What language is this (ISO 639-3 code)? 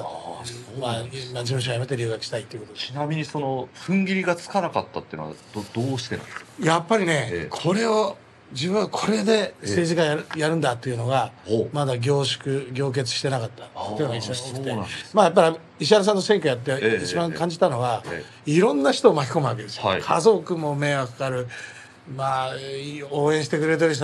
jpn